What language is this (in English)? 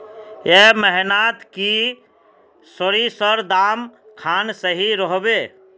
Magahi